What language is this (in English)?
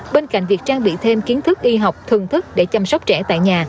Vietnamese